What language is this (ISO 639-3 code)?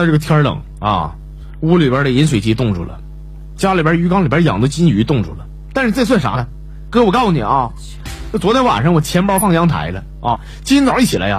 zho